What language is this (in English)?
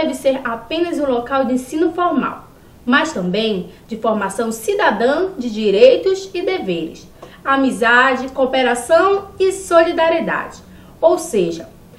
Portuguese